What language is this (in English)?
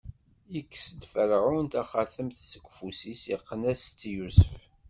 Kabyle